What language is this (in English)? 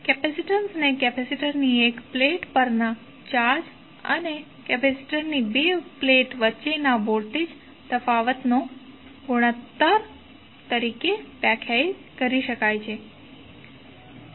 Gujarati